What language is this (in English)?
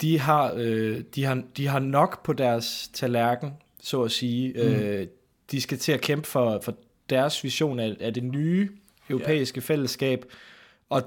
Danish